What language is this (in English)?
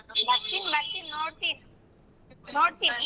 Kannada